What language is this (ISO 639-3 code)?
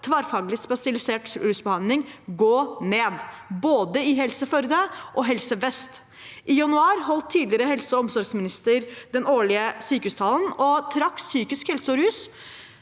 nor